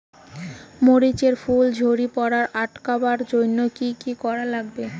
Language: Bangla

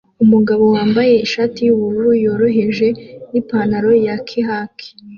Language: Kinyarwanda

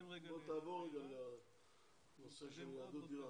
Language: Hebrew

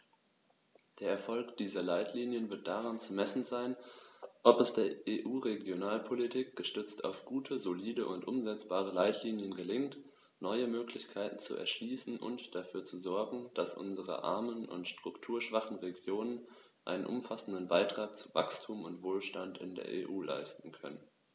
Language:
German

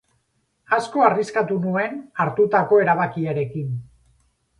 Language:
Basque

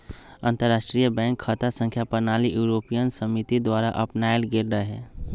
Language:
Magahi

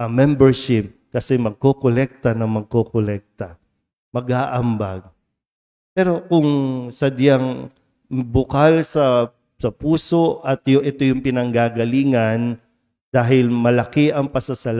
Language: Filipino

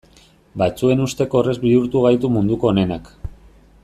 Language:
Basque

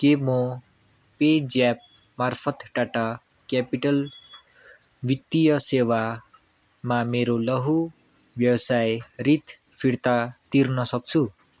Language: Nepali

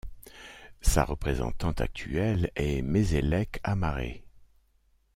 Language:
French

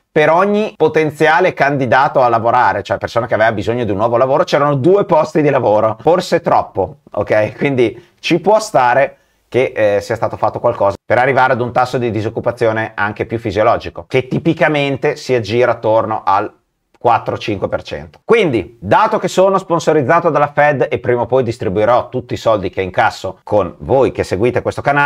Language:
Italian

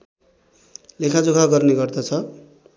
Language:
Nepali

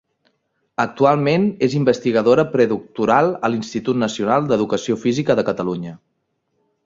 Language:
Catalan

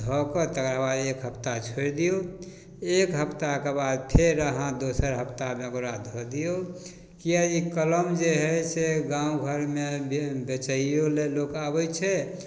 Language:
Maithili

